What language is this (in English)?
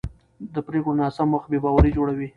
Pashto